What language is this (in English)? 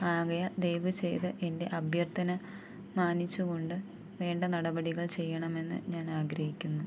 Malayalam